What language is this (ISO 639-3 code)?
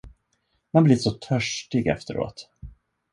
swe